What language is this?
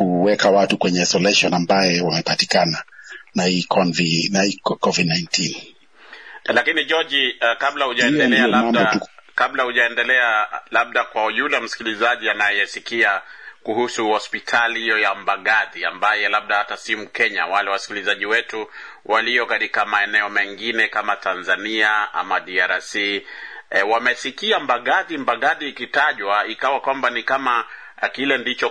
Swahili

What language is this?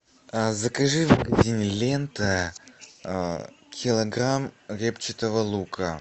Russian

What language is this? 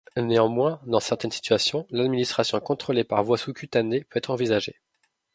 French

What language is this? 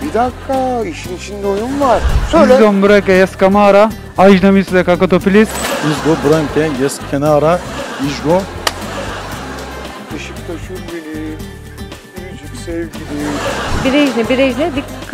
Turkish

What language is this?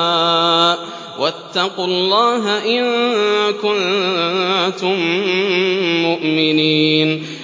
Arabic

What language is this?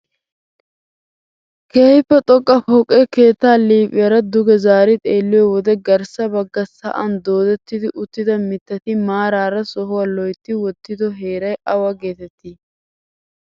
Wolaytta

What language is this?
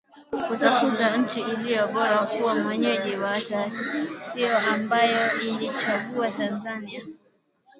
Swahili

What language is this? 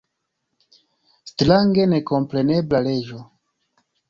Esperanto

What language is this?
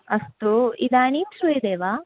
Sanskrit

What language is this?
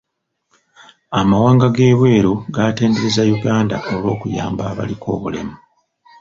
Ganda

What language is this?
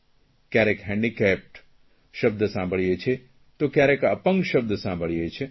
Gujarati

